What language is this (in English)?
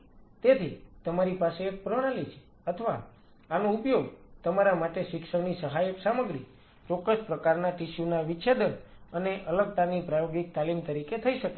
Gujarati